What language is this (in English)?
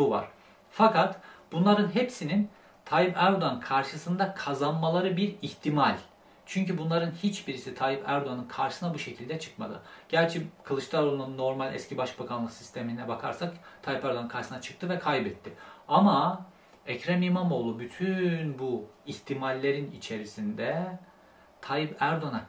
Turkish